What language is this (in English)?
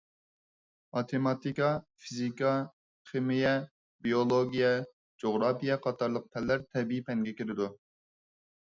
Uyghur